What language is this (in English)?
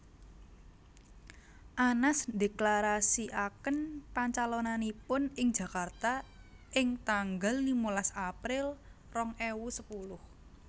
Javanese